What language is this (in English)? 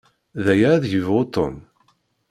Kabyle